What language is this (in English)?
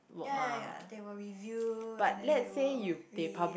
English